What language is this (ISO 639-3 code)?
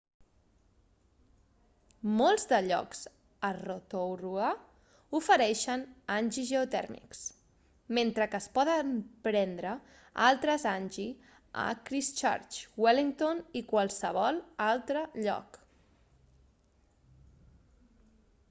cat